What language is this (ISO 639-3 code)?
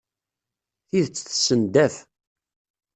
kab